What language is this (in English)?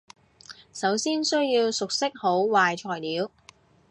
Cantonese